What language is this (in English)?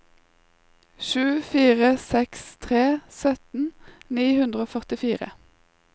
Norwegian